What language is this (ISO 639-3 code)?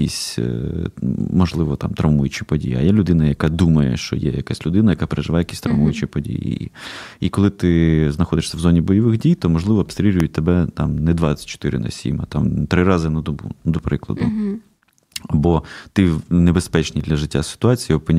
ukr